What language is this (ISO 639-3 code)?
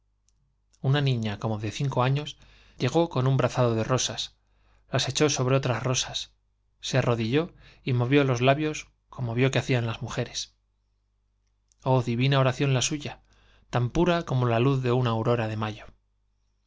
spa